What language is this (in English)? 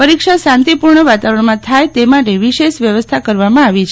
Gujarati